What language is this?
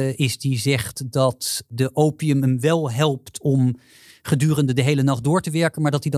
Dutch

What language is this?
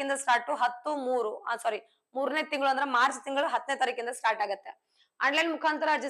Kannada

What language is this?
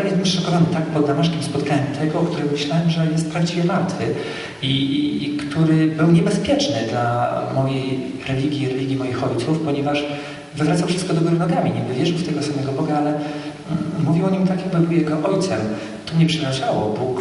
Polish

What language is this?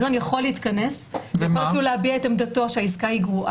Hebrew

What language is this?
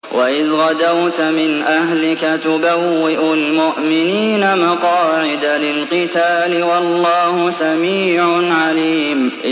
Arabic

